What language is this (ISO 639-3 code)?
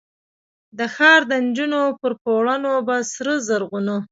pus